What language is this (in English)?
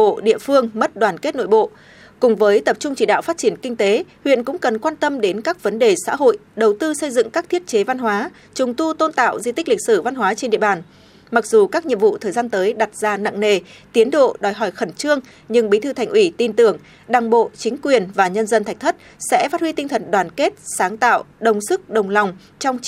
Vietnamese